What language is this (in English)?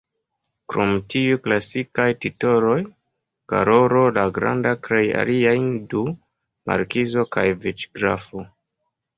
Esperanto